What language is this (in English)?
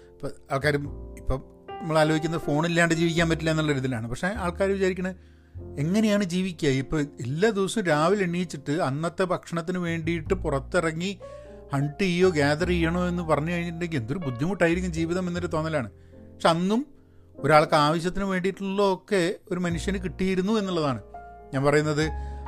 Malayalam